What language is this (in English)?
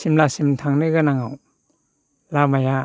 Bodo